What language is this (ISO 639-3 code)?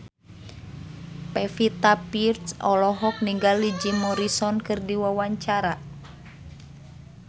sun